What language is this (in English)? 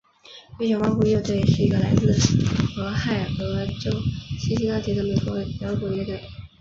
Chinese